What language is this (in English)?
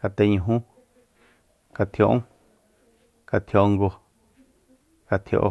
Soyaltepec Mazatec